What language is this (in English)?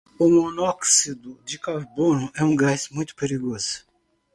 Portuguese